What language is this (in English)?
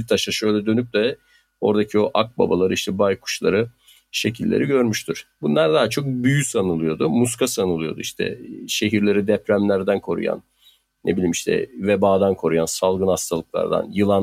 Turkish